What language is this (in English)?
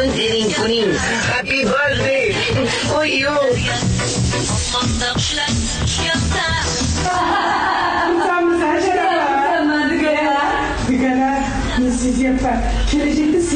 Arabic